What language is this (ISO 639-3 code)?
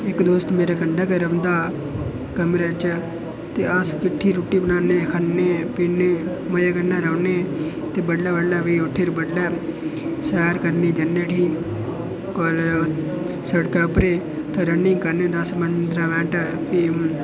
doi